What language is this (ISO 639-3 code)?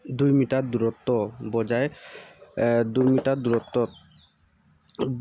asm